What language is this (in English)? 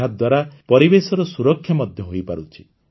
Odia